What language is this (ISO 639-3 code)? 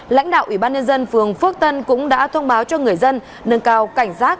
vie